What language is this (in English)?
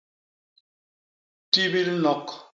Basaa